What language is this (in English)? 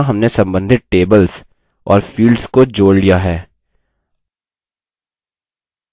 Hindi